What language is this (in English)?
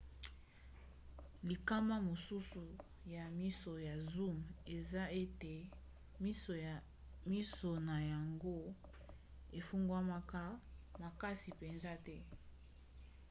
Lingala